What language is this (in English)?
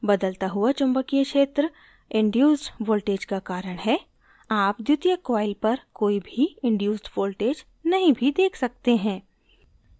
Hindi